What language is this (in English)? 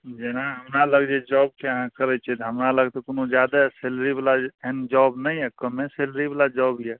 Maithili